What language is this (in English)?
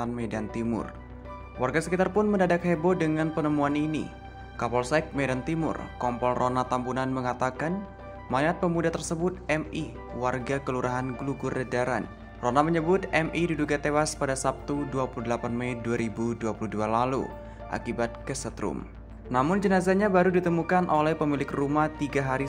Indonesian